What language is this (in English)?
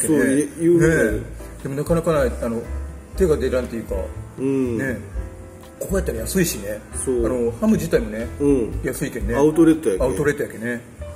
Japanese